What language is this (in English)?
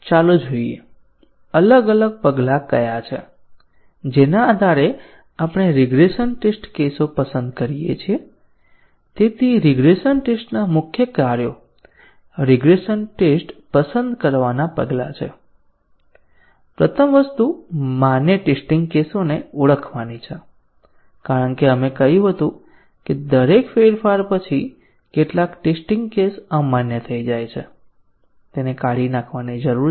Gujarati